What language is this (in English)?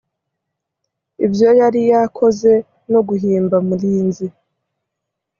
Kinyarwanda